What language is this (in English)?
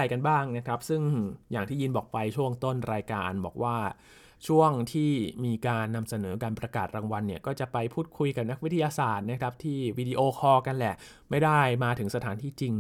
Thai